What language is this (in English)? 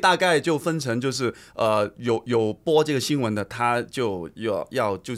Chinese